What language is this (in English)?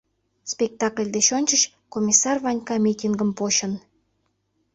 Mari